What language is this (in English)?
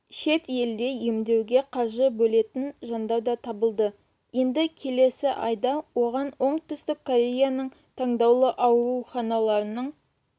Kazakh